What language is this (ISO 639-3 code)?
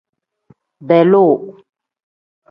kdh